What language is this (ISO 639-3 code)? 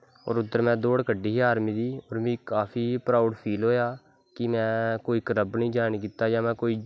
doi